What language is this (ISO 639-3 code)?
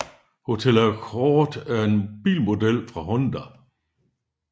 dan